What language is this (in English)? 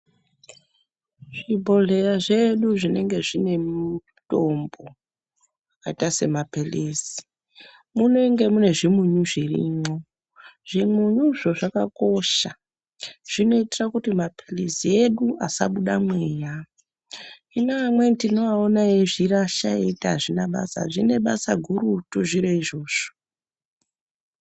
Ndau